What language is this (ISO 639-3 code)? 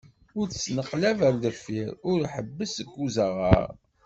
kab